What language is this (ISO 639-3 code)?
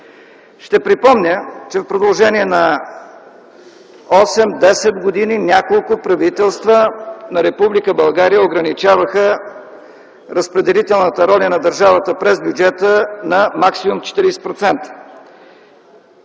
bul